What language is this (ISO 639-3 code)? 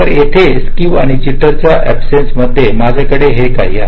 mar